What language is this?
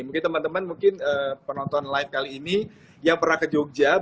Indonesian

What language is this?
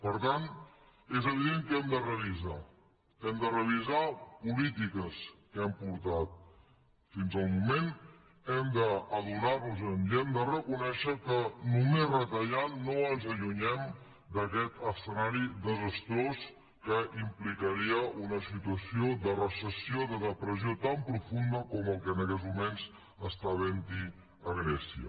Catalan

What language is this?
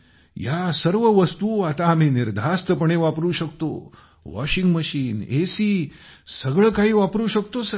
Marathi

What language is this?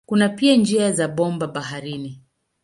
Swahili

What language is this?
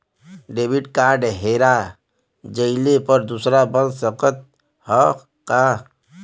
Bhojpuri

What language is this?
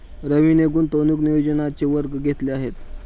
Marathi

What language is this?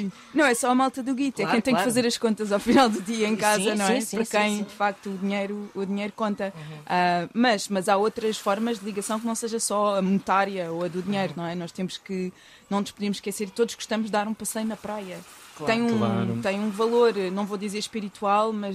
Portuguese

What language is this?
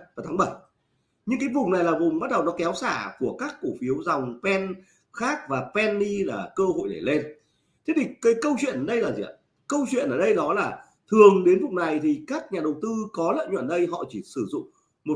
Vietnamese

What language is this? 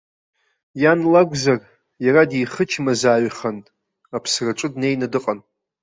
Abkhazian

